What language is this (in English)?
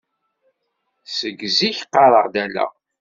Kabyle